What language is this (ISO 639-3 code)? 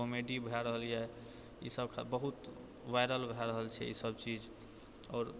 mai